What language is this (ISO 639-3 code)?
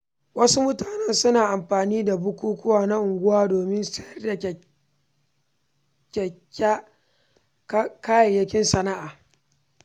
hau